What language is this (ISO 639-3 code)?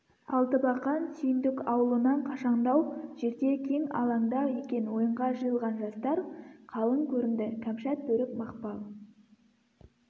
kaz